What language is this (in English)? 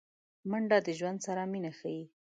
Pashto